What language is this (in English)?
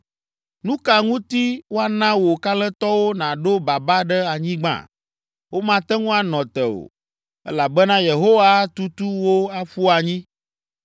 Ewe